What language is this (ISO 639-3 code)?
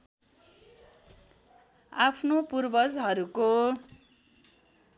nep